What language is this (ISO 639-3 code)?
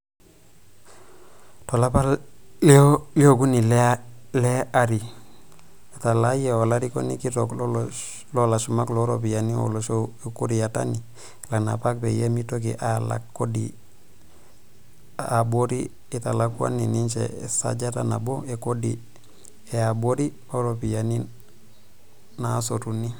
mas